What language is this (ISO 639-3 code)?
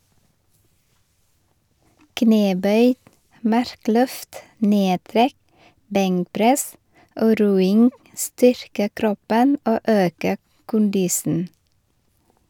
nor